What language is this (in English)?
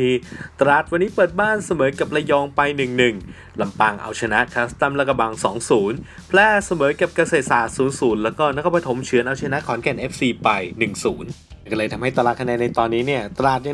Thai